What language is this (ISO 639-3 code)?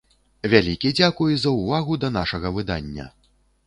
bel